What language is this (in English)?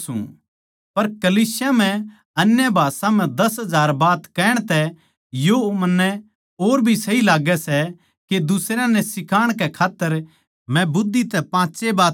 Haryanvi